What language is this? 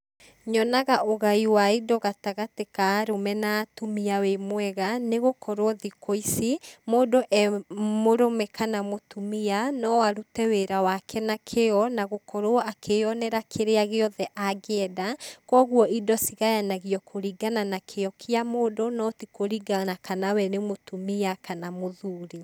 Kikuyu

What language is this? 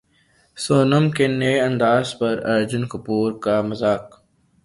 Urdu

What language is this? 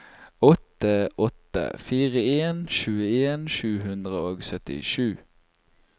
Norwegian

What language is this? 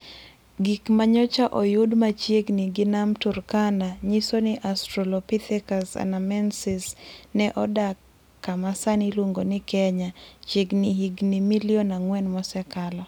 Luo (Kenya and Tanzania)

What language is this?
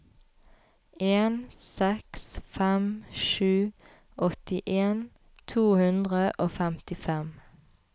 Norwegian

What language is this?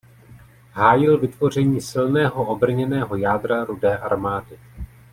Czech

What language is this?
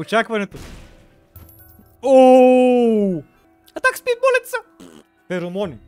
Bulgarian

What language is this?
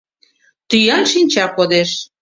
Mari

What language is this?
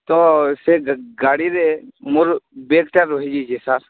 Odia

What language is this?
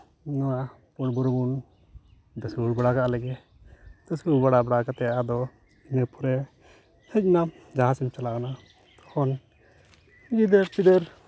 Santali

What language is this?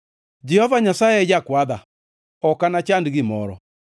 Luo (Kenya and Tanzania)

